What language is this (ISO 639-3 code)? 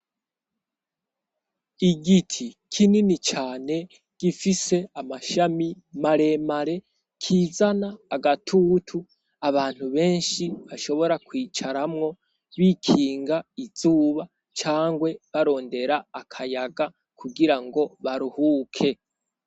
run